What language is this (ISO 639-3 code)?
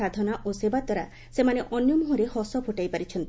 ori